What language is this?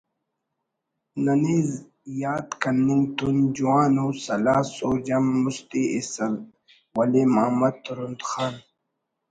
Brahui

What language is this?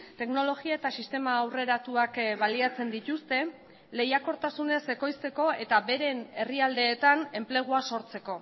Basque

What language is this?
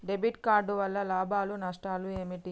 Telugu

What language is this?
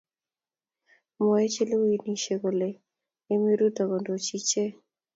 Kalenjin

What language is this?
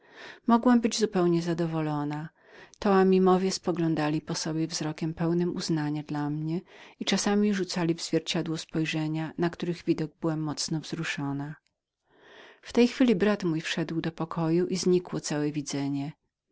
Polish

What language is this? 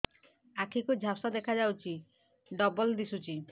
Odia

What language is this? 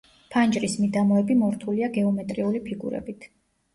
Georgian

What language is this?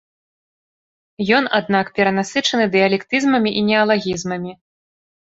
Belarusian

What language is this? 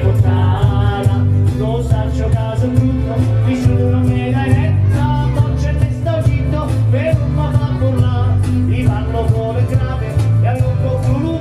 Portuguese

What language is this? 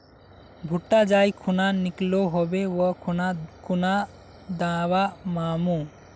Magahi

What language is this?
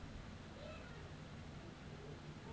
Bangla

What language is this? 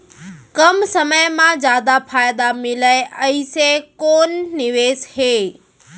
Chhattisgarhi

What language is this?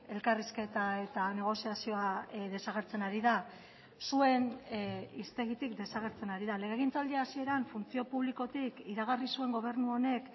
Basque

